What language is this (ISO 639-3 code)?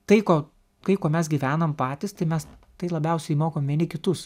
lit